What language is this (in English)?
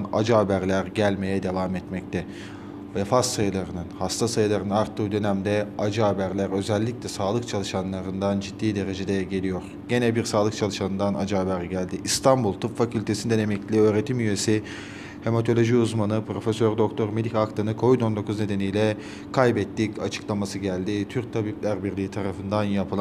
Turkish